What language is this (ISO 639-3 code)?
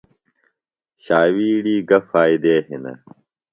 phl